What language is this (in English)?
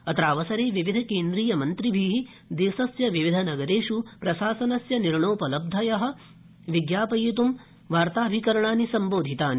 Sanskrit